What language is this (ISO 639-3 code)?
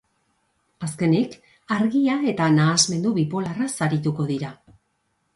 eus